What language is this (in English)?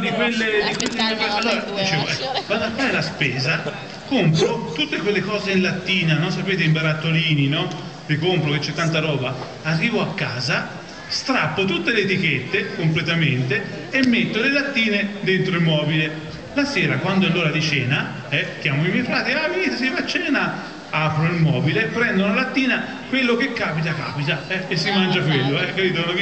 Italian